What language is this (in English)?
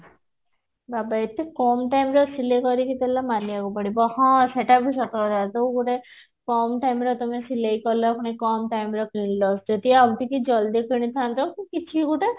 Odia